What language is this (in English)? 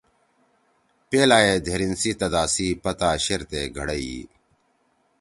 Torwali